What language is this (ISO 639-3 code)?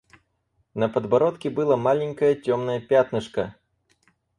rus